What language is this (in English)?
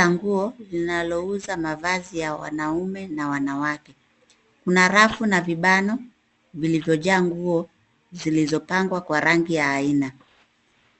Swahili